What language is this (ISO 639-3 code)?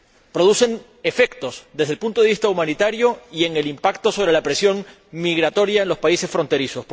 spa